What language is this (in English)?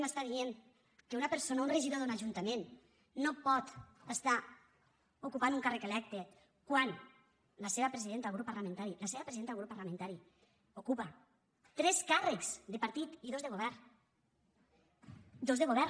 Catalan